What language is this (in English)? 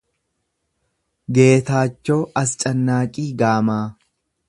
Oromo